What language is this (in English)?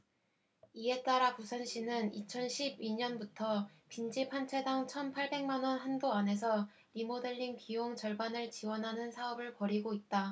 Korean